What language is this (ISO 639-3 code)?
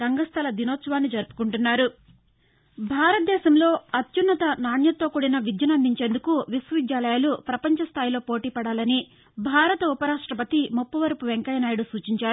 tel